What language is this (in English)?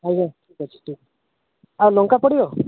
Odia